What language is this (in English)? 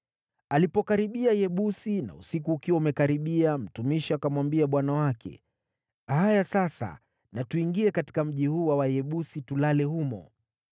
Swahili